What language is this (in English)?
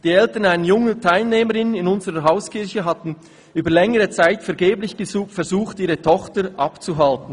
Swiss German